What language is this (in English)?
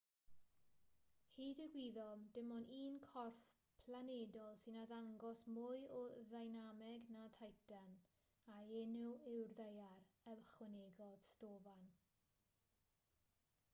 Welsh